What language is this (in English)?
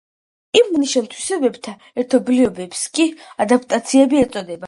Georgian